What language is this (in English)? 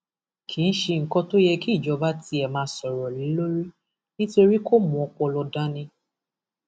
Yoruba